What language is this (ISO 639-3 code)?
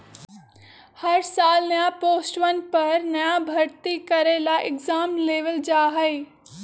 mag